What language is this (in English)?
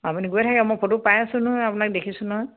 Assamese